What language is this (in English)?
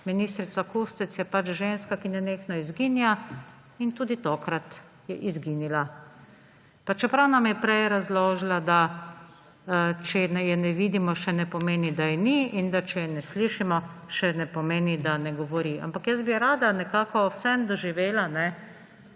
Slovenian